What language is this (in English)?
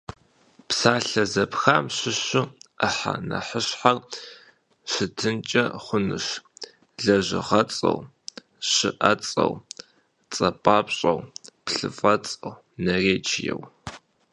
Kabardian